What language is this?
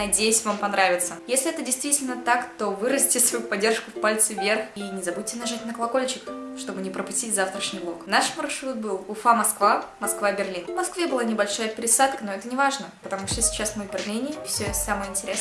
Russian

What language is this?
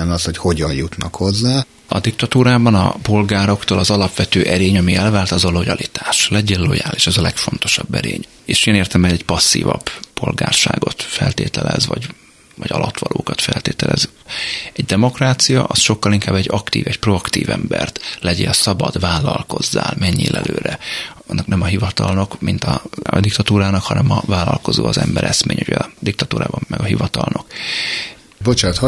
Hungarian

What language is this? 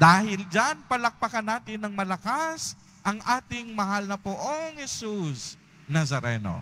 Filipino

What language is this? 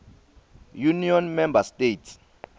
Swati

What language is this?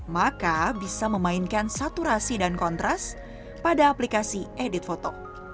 Indonesian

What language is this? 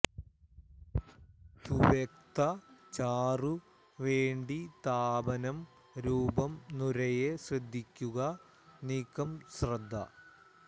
Malayalam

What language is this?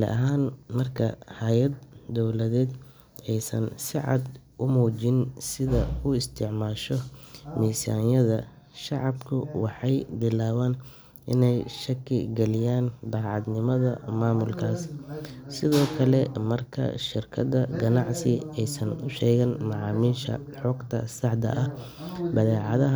Somali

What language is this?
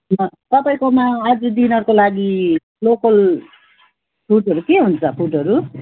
Nepali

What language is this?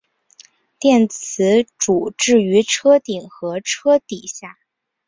Chinese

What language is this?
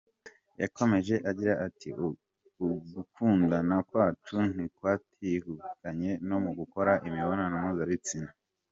Kinyarwanda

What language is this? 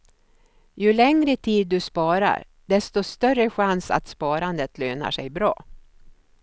Swedish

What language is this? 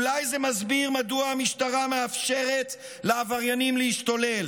Hebrew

